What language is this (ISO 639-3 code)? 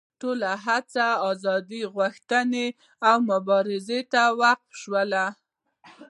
pus